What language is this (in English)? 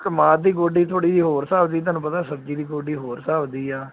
Punjabi